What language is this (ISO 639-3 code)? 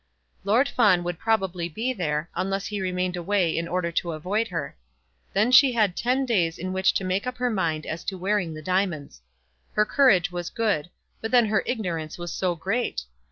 eng